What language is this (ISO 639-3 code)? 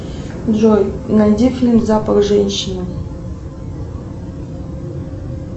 rus